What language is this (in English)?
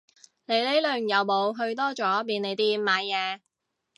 Cantonese